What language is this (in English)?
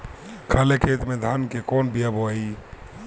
Bhojpuri